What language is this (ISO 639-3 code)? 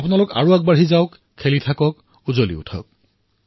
asm